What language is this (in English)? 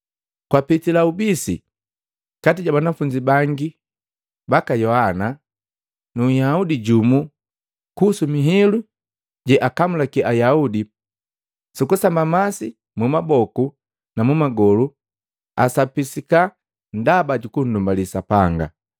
Matengo